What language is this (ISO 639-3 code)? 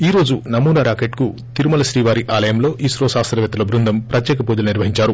tel